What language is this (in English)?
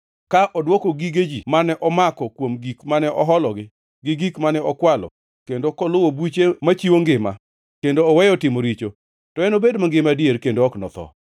Luo (Kenya and Tanzania)